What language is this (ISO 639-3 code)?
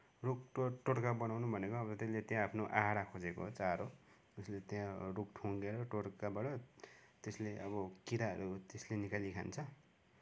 nep